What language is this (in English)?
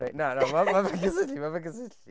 Welsh